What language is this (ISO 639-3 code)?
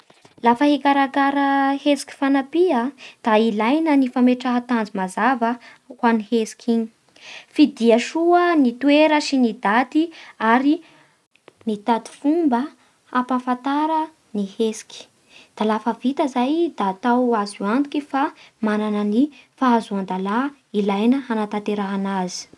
bhr